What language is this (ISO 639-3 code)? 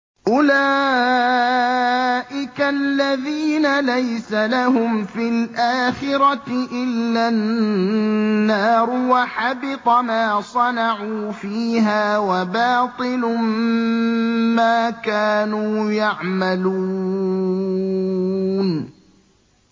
ara